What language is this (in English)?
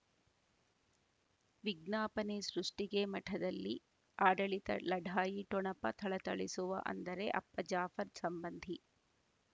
Kannada